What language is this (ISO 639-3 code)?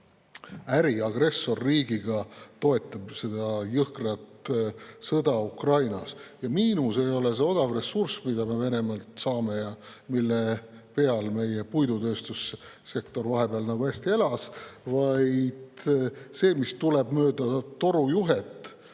est